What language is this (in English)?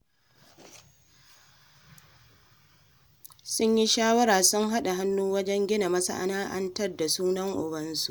Hausa